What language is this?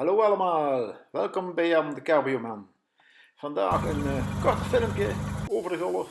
Dutch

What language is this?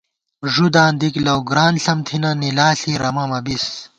Gawar-Bati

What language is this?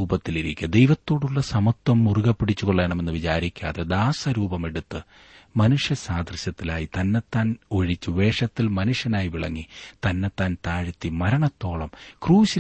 Malayalam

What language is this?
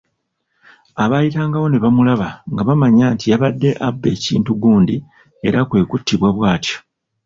Ganda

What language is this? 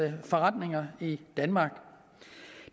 Danish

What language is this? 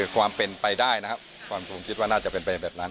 Thai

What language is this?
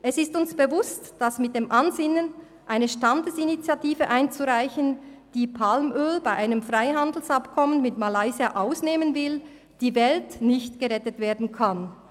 Swiss German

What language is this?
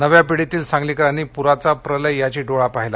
Marathi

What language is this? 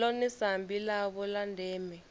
Venda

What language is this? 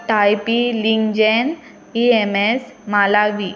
Konkani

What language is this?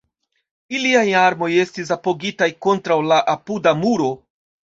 Esperanto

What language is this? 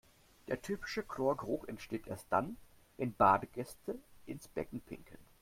German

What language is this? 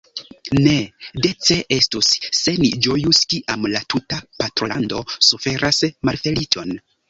Esperanto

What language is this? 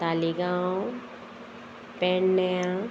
Konkani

